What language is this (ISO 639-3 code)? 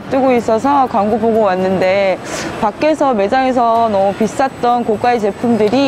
kor